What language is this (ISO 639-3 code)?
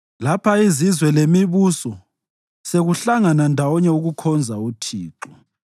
nde